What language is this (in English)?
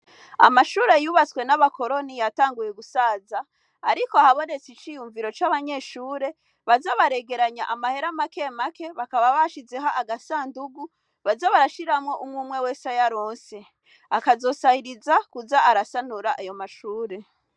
Rundi